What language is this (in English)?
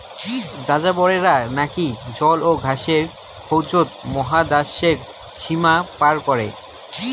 Bangla